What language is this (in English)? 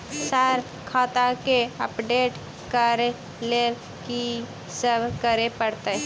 Maithili